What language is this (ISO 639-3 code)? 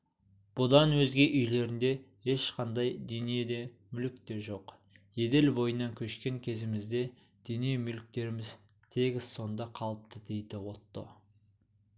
kaz